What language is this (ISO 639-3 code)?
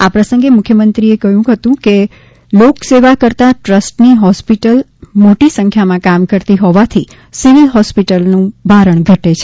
guj